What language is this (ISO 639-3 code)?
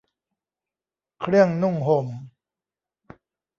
tha